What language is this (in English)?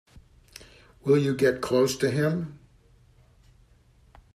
English